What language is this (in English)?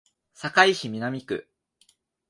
Japanese